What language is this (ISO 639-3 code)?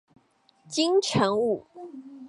zho